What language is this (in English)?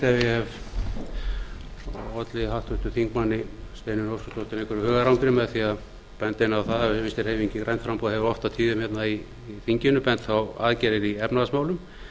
Icelandic